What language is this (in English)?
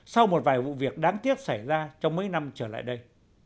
Vietnamese